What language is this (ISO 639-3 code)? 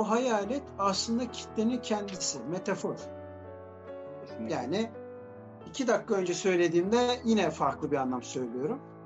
tur